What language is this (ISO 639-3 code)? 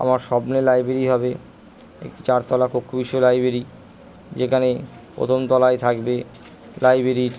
ben